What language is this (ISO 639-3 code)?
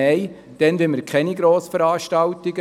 gsw